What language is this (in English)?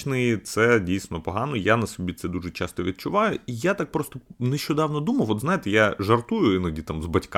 Ukrainian